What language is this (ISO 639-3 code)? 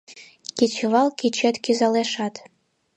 chm